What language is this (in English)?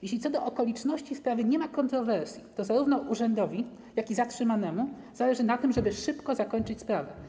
Polish